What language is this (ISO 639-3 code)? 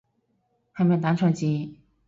yue